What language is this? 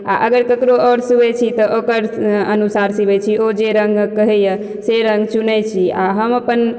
Maithili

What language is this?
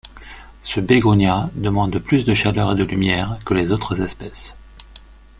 French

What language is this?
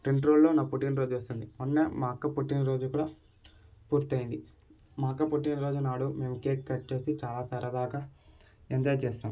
Telugu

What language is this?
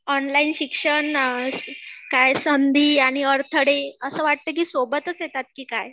Marathi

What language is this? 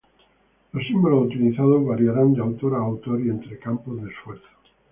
Spanish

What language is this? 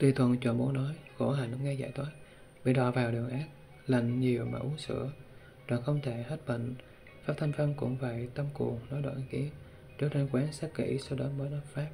Vietnamese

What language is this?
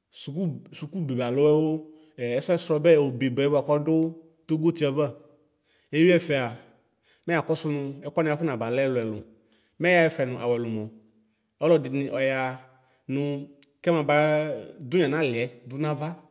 Ikposo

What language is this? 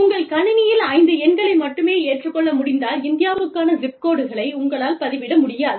Tamil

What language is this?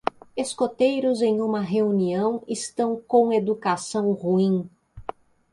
Portuguese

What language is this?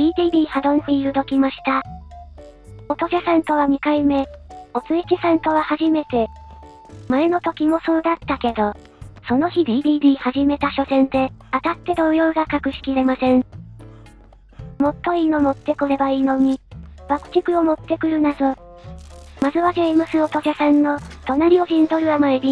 Japanese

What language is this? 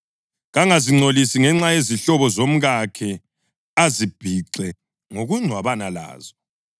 North Ndebele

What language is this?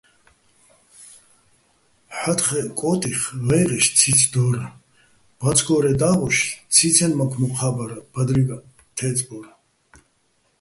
Bats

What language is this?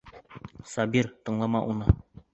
Bashkir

